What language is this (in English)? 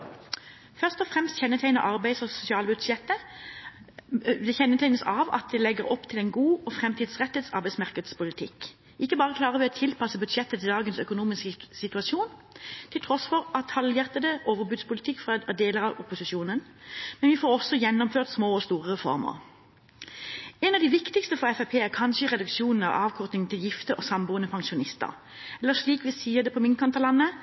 Norwegian Bokmål